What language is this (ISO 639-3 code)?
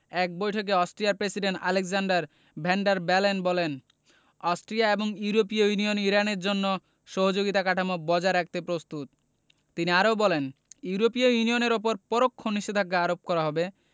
ben